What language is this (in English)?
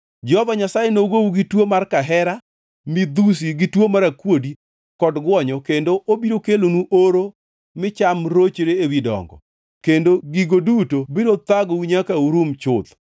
Luo (Kenya and Tanzania)